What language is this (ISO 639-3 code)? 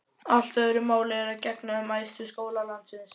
isl